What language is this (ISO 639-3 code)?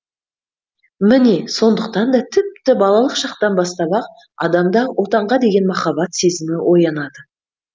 kaz